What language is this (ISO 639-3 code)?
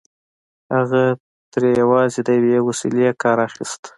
pus